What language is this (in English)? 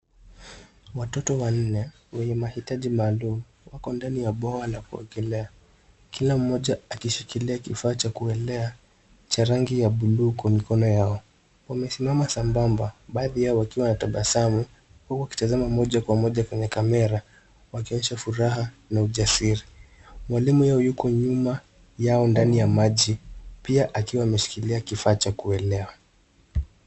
Swahili